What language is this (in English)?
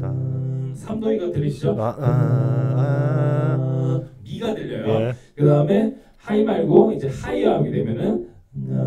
Korean